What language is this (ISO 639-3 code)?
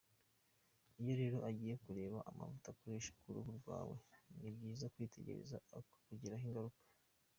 kin